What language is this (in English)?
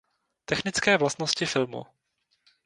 Czech